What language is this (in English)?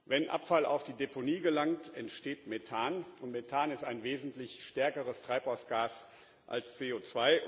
German